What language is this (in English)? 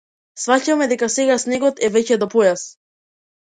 Macedonian